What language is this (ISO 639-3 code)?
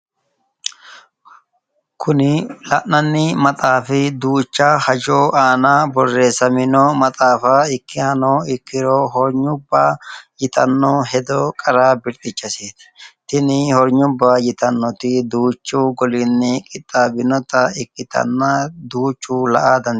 sid